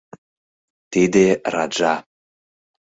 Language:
Mari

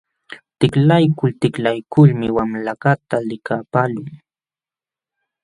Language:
Jauja Wanca Quechua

